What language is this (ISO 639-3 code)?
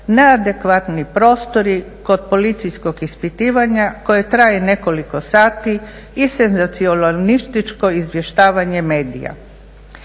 hrv